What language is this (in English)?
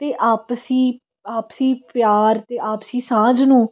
Punjabi